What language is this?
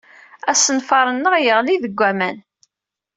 Kabyle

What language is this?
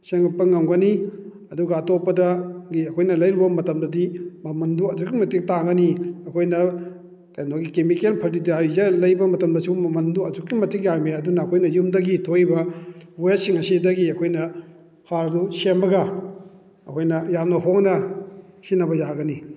Manipuri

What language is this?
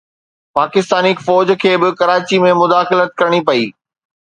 Sindhi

